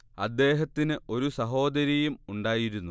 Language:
Malayalam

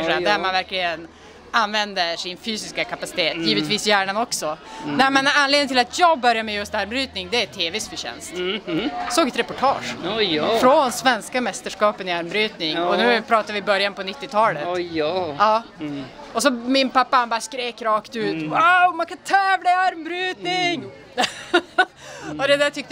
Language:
Swedish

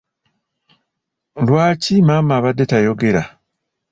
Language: Ganda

